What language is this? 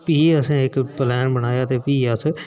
Dogri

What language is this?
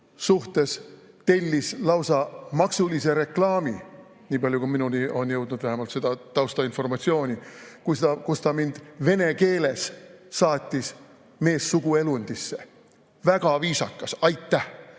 Estonian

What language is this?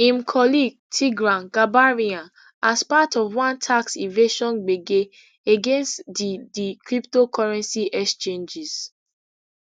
Nigerian Pidgin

